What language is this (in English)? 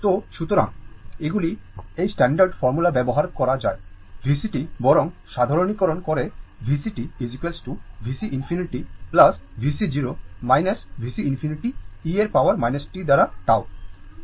Bangla